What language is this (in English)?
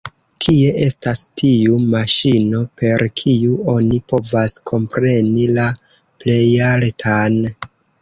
Esperanto